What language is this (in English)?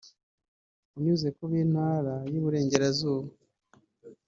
Kinyarwanda